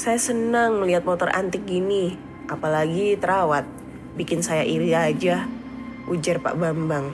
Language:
Indonesian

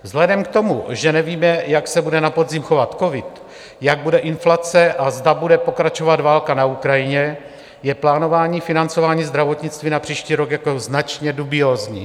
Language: Czech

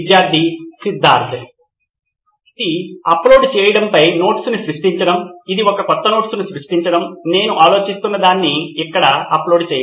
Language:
Telugu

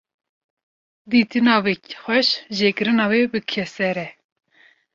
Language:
Kurdish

